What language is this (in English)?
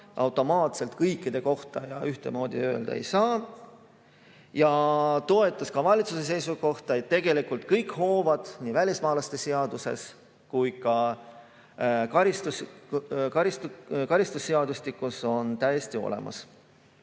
Estonian